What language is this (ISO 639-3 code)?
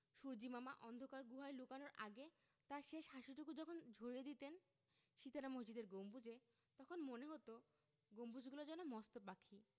ben